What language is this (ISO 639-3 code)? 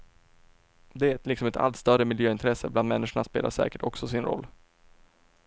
swe